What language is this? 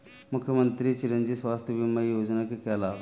Hindi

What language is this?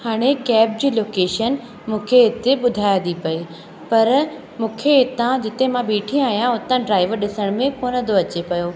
Sindhi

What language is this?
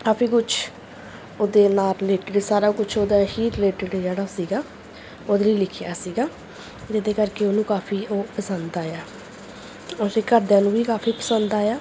Punjabi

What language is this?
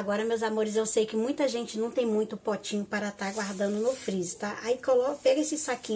Portuguese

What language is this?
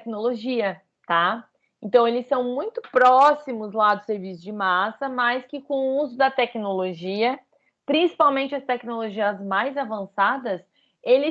Portuguese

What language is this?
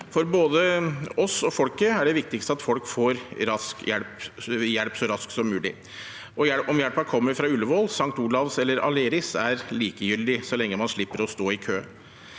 Norwegian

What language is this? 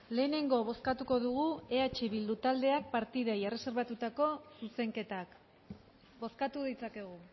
Basque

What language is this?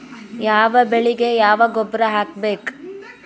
Kannada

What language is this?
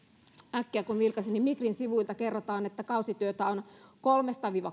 Finnish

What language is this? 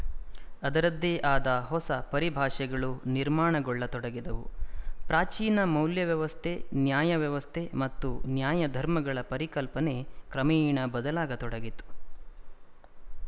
Kannada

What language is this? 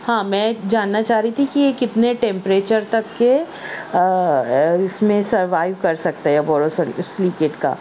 Urdu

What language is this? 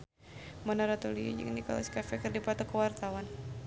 Sundanese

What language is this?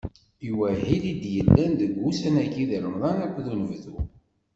Kabyle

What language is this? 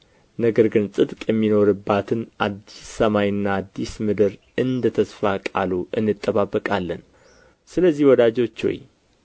Amharic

